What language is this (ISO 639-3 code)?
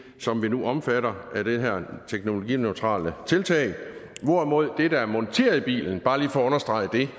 dan